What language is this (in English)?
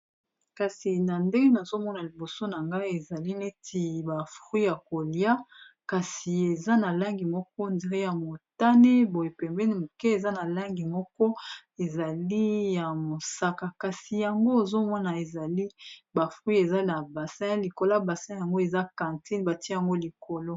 Lingala